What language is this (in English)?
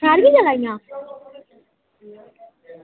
Dogri